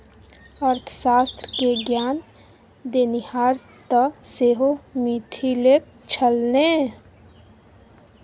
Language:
Maithili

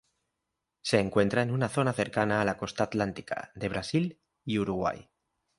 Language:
Spanish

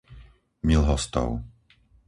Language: Slovak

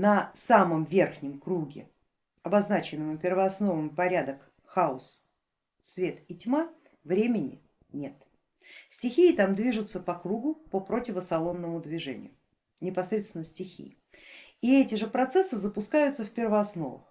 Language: Russian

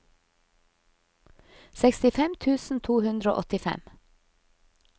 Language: Norwegian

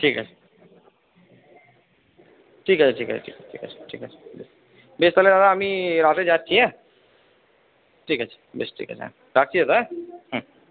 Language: Bangla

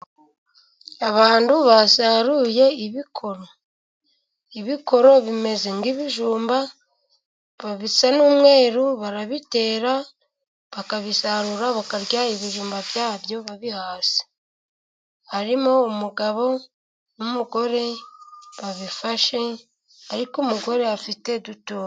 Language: Kinyarwanda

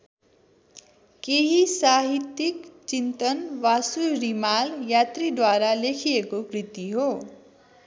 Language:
Nepali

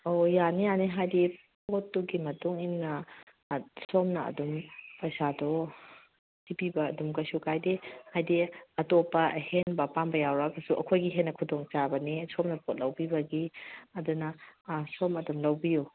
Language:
Manipuri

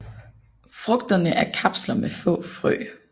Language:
Danish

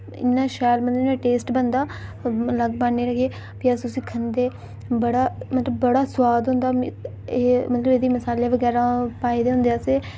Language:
Dogri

